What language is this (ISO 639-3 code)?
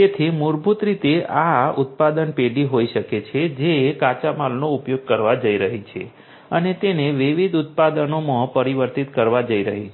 guj